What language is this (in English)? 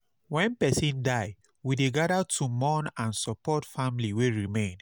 Nigerian Pidgin